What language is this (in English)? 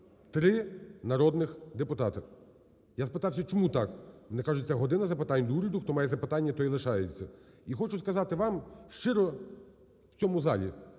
Ukrainian